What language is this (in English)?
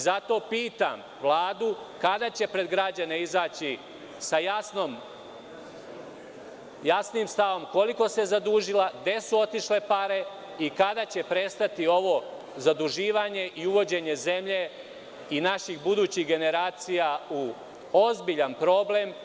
Serbian